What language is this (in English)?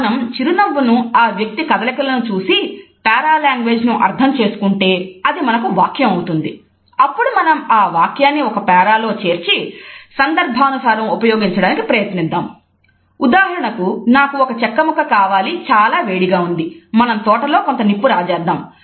Telugu